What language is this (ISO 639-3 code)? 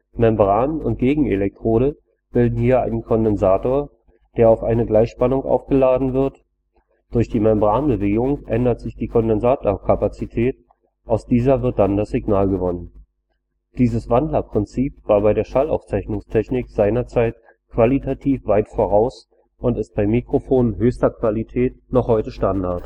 deu